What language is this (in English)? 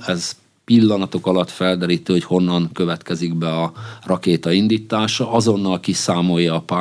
Hungarian